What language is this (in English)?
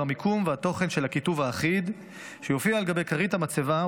Hebrew